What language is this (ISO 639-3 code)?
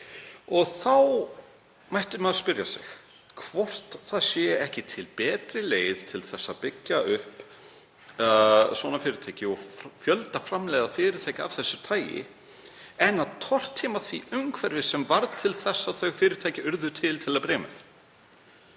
isl